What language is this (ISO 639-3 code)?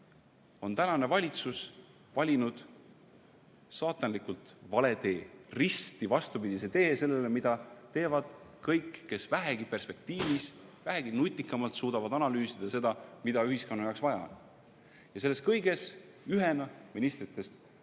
est